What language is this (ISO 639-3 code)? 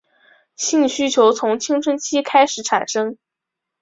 zho